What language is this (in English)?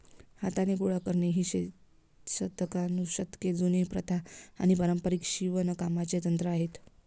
Marathi